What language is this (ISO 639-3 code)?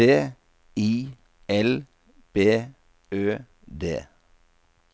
nor